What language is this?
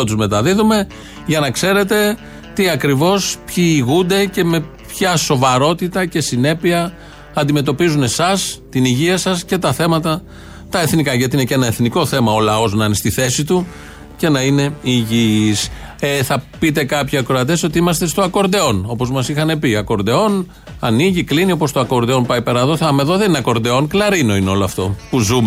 Greek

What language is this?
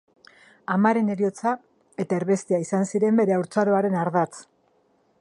Basque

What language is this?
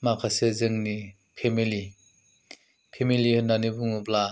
Bodo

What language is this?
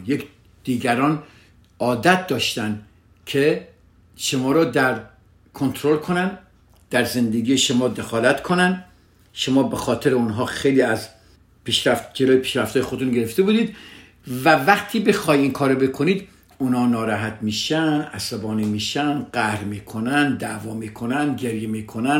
Persian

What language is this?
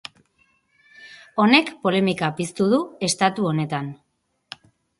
Basque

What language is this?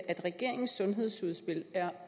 Danish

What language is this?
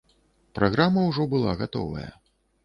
Belarusian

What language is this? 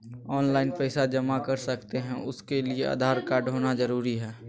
Magahi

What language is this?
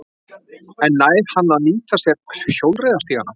Icelandic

